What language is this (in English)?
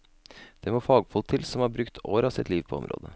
Norwegian